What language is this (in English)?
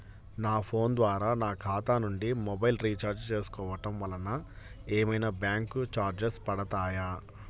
Telugu